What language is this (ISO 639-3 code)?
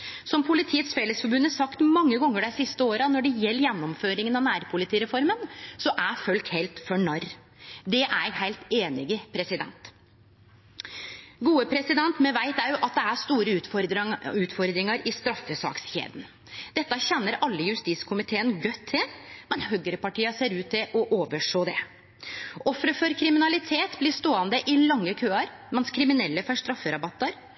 nno